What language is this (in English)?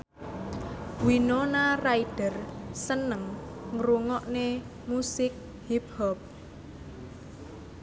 Javanese